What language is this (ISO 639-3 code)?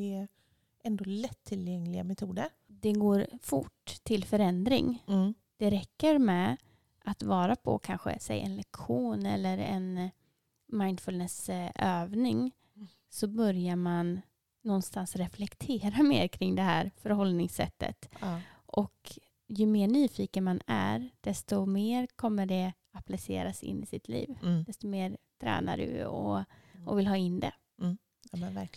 swe